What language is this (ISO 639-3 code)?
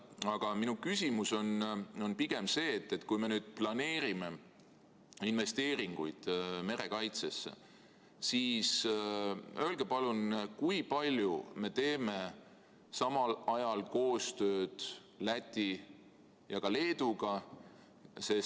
est